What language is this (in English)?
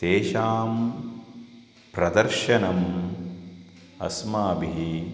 Sanskrit